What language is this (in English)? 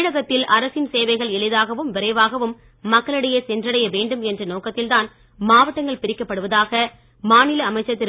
Tamil